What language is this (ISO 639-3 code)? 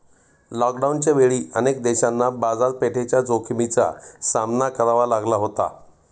mar